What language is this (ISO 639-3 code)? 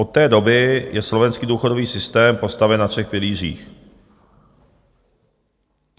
ces